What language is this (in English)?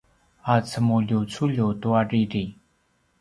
Paiwan